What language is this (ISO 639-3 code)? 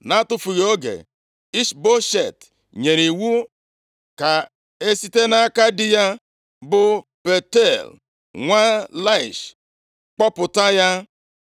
ibo